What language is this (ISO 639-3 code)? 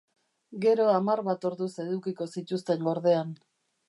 eus